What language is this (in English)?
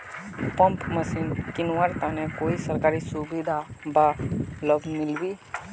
Magahi